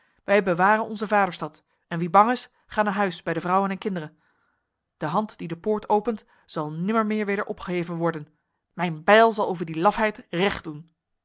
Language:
Dutch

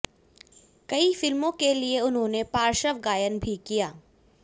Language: Hindi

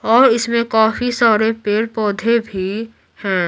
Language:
Hindi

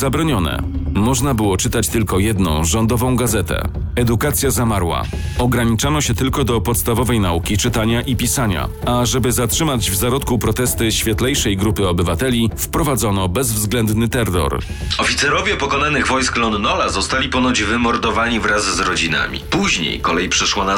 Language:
Polish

